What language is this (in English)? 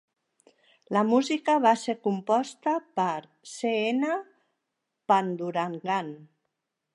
Catalan